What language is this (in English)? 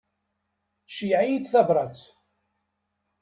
Kabyle